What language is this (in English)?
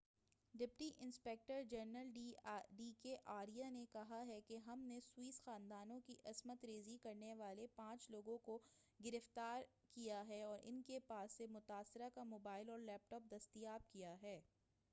Urdu